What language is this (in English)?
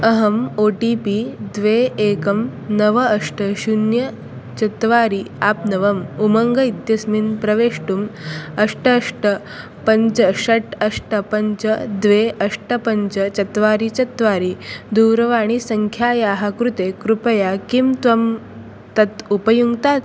Sanskrit